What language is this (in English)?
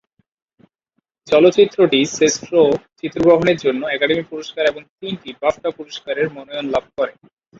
Bangla